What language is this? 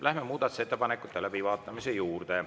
Estonian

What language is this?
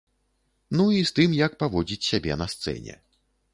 Belarusian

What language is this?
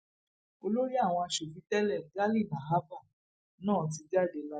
Yoruba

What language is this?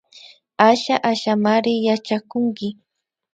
Imbabura Highland Quichua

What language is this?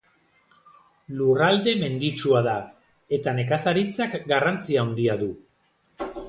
Basque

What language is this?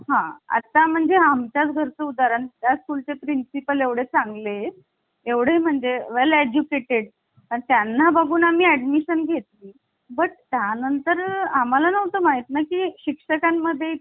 Marathi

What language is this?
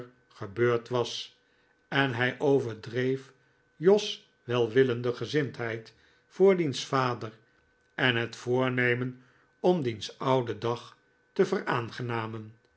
Dutch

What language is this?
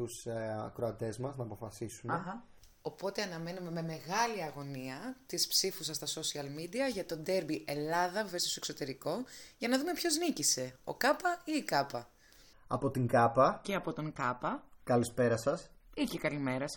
Greek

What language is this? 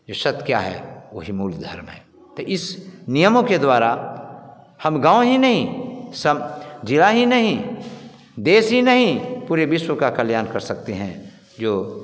Hindi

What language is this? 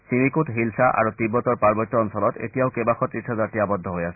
Assamese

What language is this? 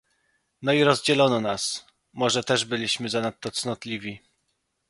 Polish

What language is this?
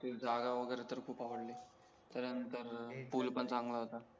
Marathi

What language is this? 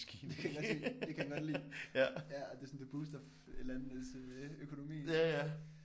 Danish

